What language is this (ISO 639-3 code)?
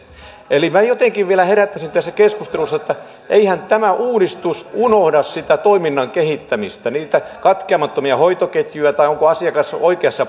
fin